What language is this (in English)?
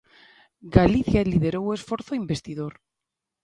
Galician